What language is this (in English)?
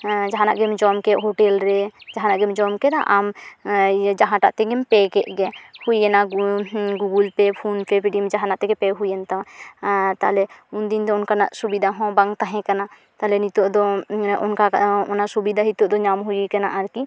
Santali